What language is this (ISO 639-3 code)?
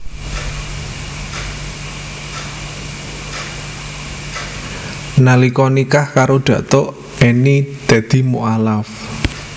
jav